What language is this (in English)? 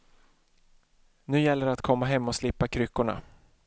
Swedish